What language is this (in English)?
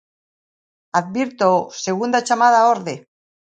Galician